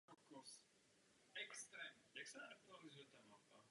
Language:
Czech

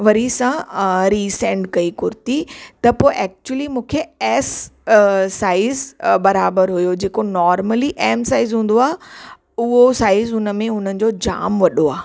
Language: Sindhi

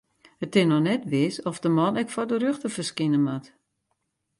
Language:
Western Frisian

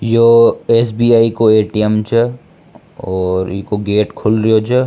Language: Rajasthani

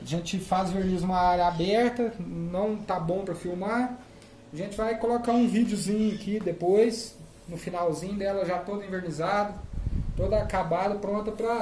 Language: Portuguese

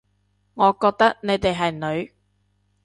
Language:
Cantonese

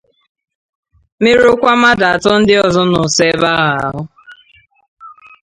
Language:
Igbo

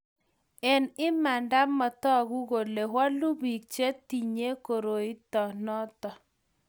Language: Kalenjin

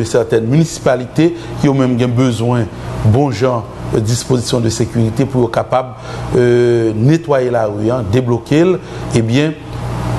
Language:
French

